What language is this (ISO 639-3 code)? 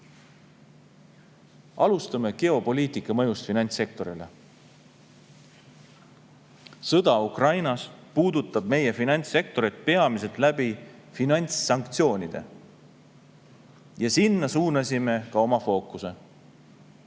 est